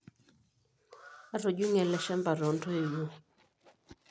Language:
Masai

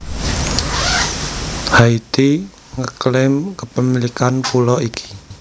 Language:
Javanese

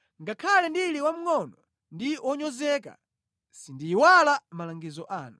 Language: Nyanja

